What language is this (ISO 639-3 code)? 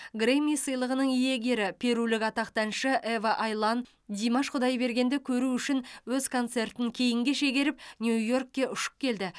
kaz